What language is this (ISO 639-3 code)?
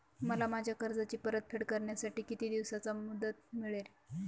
mar